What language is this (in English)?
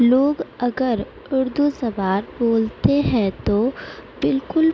Urdu